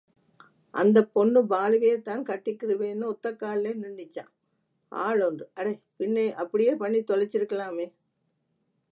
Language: Tamil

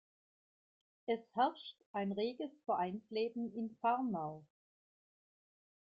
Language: German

